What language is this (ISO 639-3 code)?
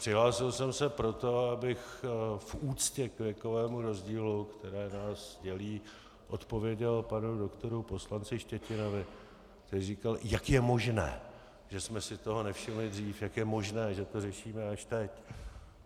ces